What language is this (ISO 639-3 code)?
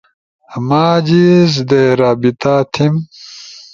ush